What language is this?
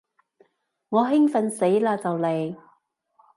Cantonese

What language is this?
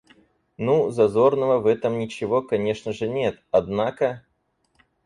Russian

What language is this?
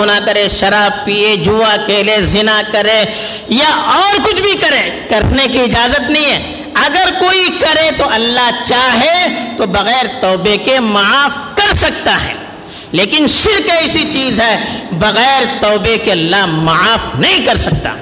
Urdu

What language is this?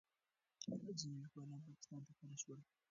Pashto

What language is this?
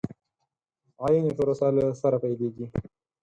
Pashto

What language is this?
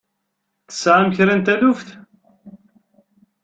Kabyle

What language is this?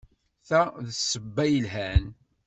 Kabyle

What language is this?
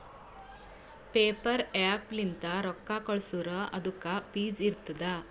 Kannada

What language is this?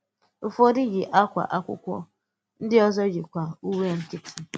Igbo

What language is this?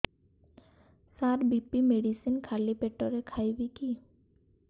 Odia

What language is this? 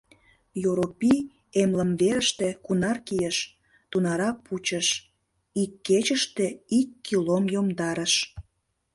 Mari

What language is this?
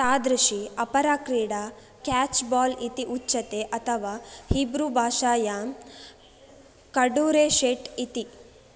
Sanskrit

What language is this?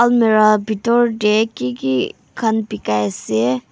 Naga Pidgin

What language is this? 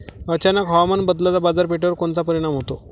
Marathi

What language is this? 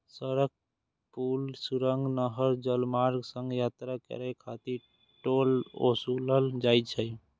Maithili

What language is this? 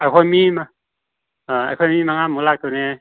Manipuri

